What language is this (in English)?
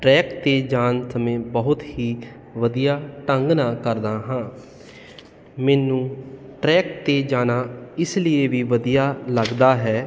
Punjabi